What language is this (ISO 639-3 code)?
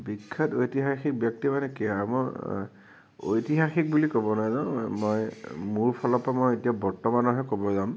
asm